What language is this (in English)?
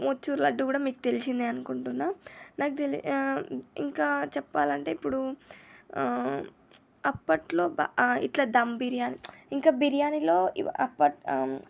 Telugu